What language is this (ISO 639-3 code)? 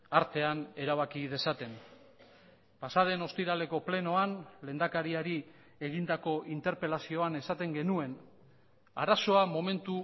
eus